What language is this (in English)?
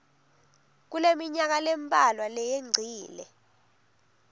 Swati